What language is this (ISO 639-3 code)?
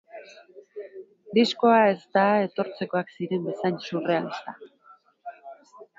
eus